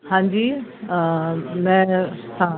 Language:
Sindhi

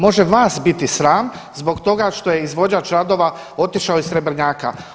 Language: Croatian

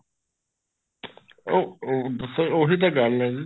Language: Punjabi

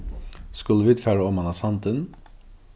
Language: Faroese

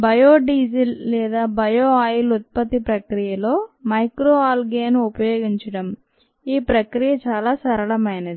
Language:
Telugu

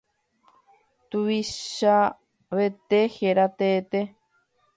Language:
Guarani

